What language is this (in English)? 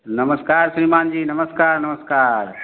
Maithili